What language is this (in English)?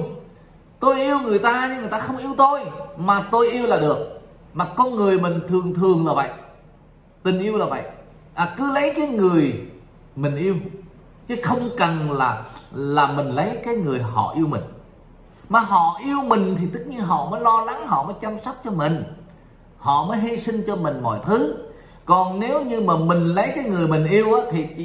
Vietnamese